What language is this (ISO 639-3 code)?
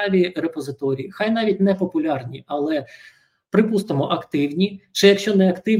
ukr